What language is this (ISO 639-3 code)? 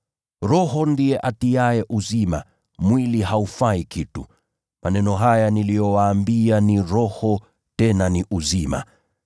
swa